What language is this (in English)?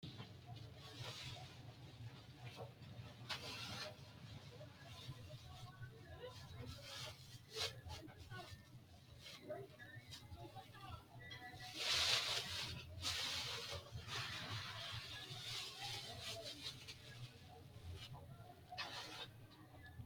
Sidamo